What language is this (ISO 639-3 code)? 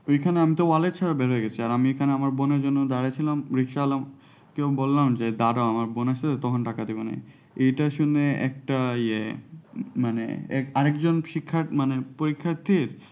ben